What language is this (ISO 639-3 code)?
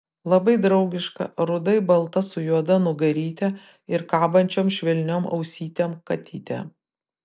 lit